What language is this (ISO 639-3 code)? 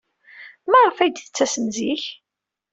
kab